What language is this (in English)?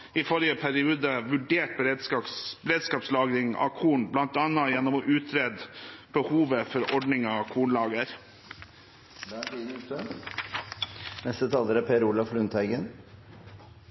Norwegian Bokmål